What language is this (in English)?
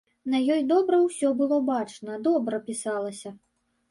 Belarusian